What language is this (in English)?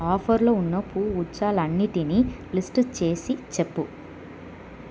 Telugu